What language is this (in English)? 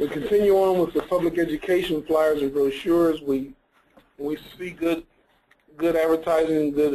English